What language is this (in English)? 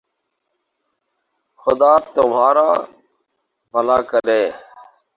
Urdu